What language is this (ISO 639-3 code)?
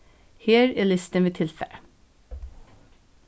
fao